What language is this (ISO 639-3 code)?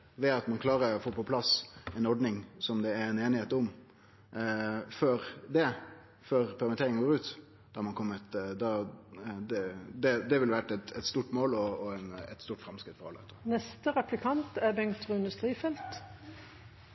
nno